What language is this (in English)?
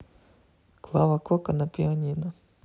Russian